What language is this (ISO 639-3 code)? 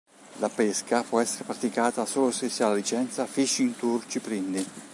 ita